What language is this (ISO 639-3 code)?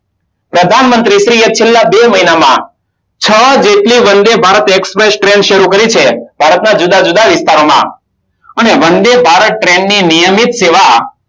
guj